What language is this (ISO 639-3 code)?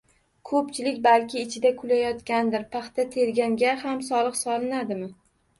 uzb